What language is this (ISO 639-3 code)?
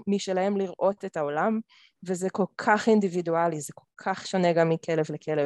heb